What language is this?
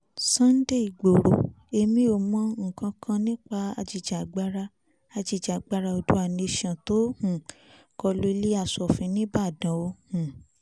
Yoruba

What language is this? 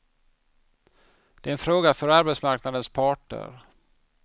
Swedish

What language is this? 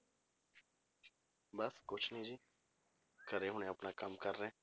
Punjabi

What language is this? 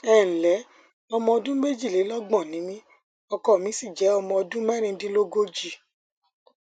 Yoruba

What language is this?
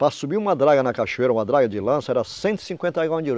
Portuguese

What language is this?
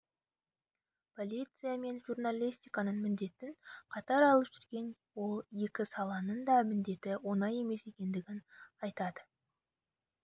Kazakh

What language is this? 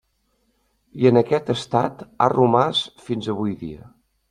Catalan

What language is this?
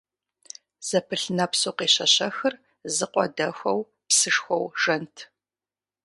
Kabardian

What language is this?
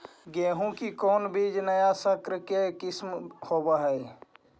Magahi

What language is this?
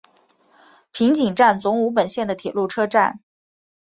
Chinese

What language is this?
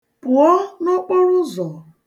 Igbo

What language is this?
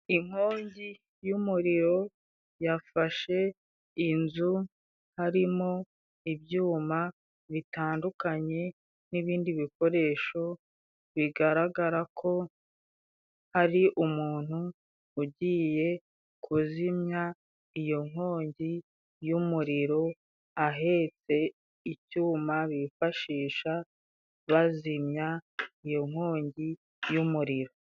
Kinyarwanda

